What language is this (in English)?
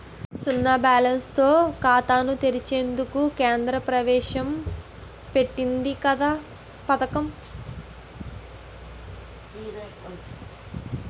Telugu